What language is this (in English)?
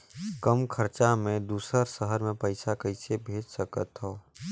Chhattisgarhi